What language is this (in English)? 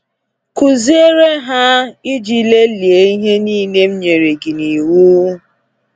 Igbo